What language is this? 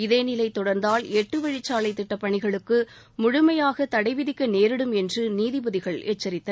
Tamil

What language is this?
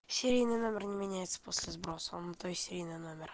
Russian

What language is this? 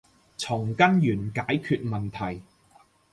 Cantonese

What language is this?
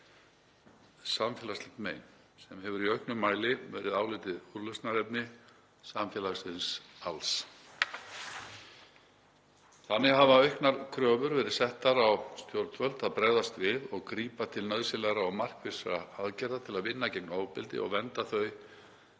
Icelandic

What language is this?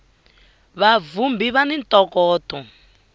Tsonga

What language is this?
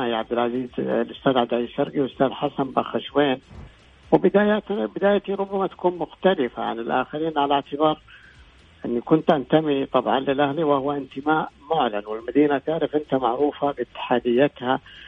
Arabic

